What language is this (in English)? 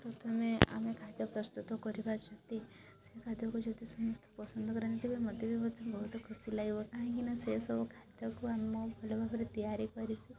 Odia